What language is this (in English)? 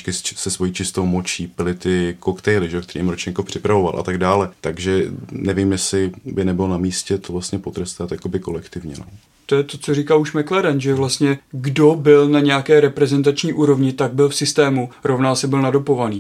Czech